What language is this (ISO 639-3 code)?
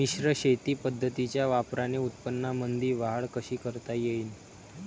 mar